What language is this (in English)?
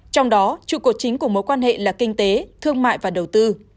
Vietnamese